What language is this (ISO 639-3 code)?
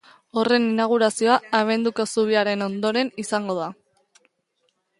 eus